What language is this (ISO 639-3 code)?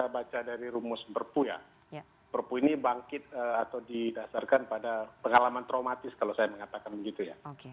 ind